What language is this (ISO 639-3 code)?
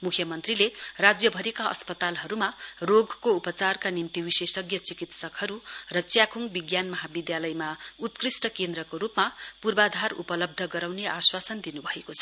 nep